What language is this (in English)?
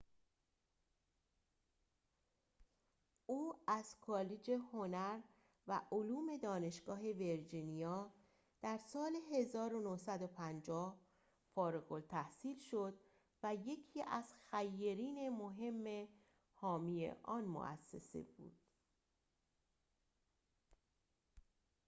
Persian